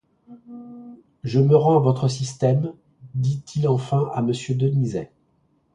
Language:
French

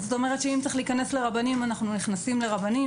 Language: Hebrew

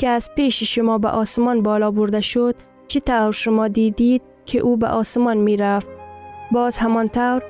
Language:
Persian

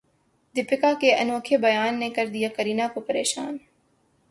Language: Urdu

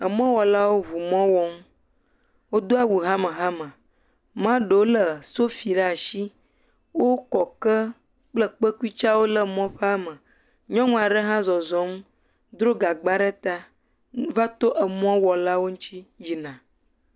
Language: Ewe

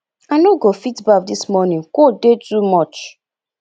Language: Nigerian Pidgin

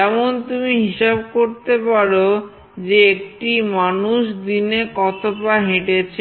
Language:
Bangla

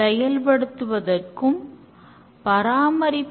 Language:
Tamil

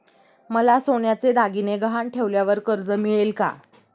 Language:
Marathi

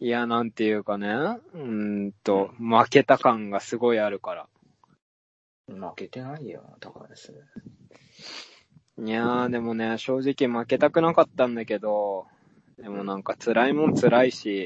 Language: Japanese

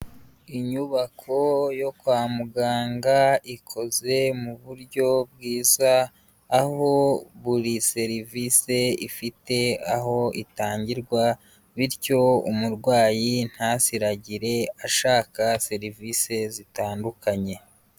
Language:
Kinyarwanda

